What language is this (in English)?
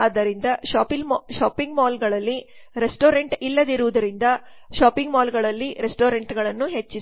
Kannada